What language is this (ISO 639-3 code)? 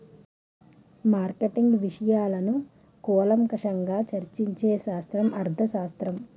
tel